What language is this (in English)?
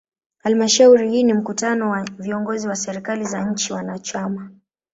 Swahili